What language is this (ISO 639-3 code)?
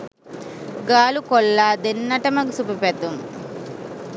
sin